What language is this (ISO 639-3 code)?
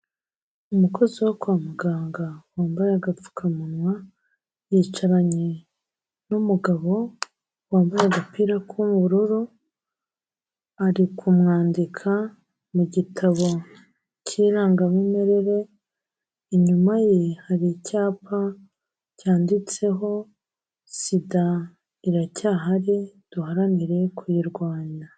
kin